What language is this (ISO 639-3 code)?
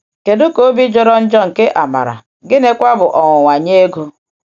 ibo